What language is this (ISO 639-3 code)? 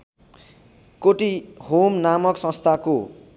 nep